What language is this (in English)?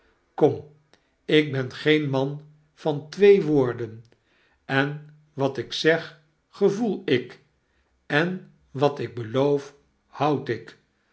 Dutch